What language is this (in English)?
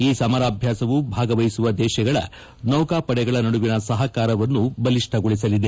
Kannada